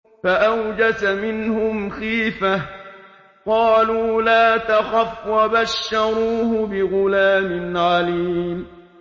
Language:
Arabic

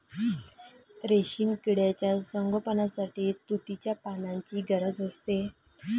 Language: Marathi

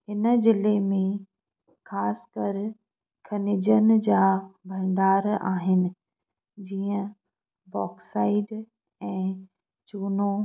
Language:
Sindhi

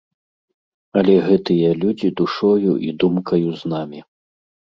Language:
Belarusian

